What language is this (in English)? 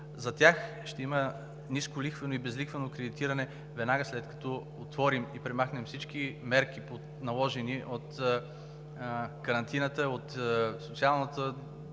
Bulgarian